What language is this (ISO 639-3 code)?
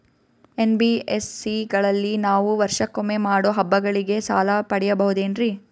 kan